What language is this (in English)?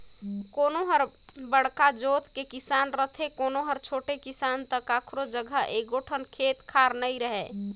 Chhattisgarhi